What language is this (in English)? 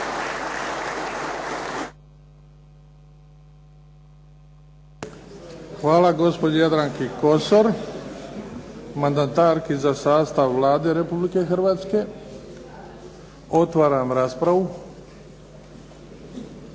Croatian